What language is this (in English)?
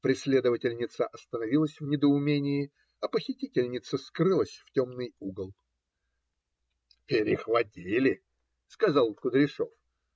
Russian